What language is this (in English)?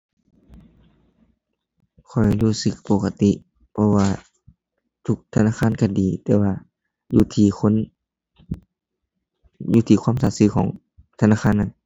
Thai